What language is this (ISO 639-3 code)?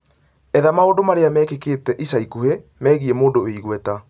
kik